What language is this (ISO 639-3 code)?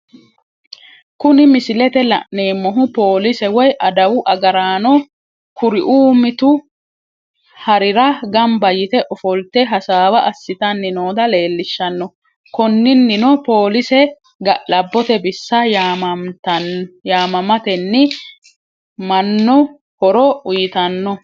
sid